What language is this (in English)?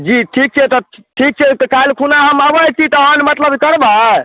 Maithili